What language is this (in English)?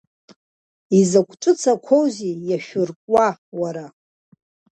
Abkhazian